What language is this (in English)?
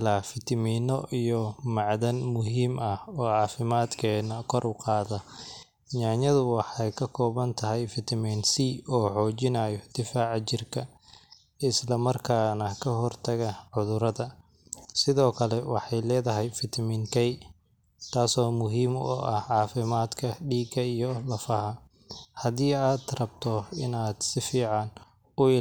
Somali